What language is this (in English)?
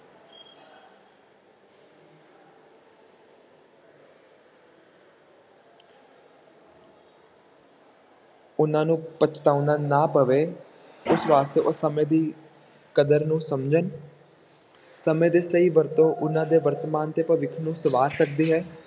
Punjabi